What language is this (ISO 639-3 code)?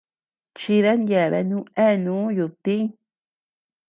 cux